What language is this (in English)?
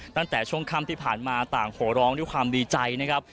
Thai